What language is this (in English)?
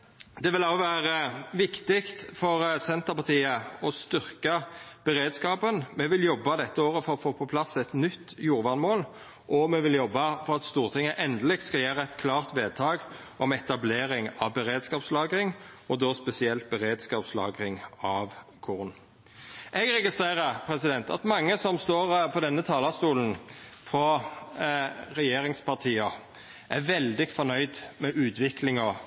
Norwegian Nynorsk